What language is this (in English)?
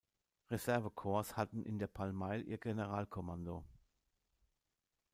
German